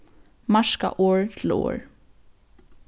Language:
Faroese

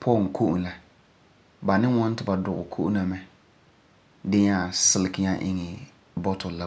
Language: Frafra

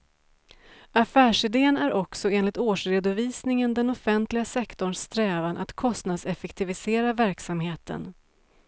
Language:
Swedish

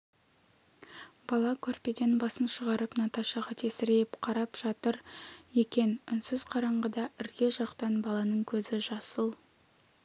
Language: Kazakh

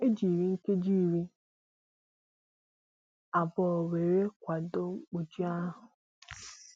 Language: Igbo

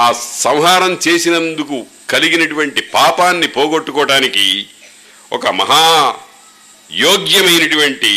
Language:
Telugu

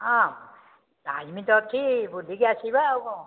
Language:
Odia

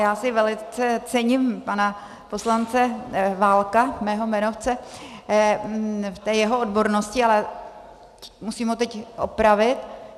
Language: Czech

